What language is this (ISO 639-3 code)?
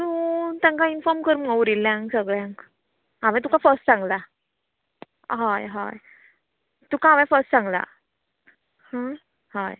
kok